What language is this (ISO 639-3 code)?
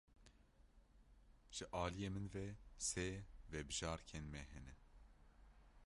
kur